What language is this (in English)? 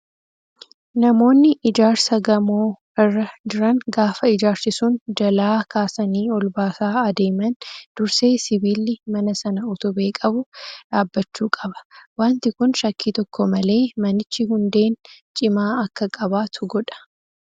Oromo